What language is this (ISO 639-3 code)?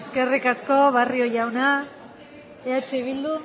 eus